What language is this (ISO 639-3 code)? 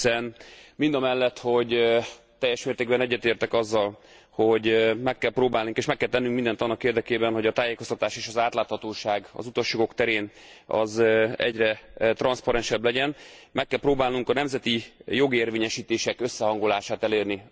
hun